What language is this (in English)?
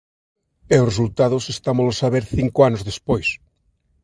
Galician